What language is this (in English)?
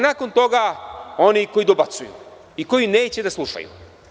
Serbian